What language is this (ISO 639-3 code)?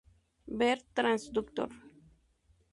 spa